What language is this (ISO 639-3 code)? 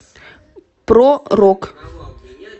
rus